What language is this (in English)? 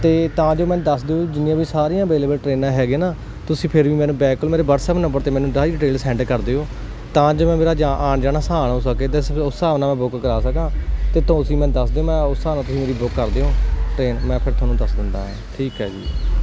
Punjabi